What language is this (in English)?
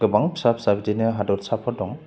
Bodo